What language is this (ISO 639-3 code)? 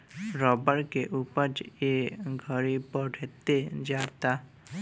bho